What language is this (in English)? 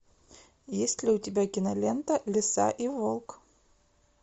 Russian